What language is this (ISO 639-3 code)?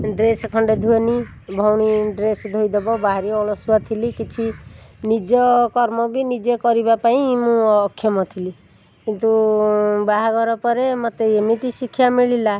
ori